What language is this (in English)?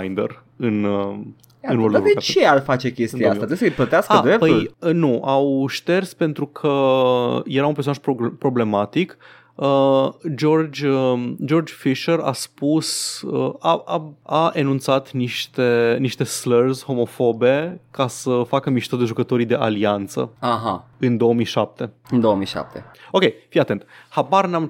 Romanian